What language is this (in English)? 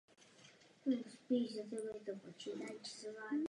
Czech